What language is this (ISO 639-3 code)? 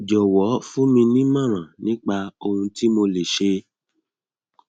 yor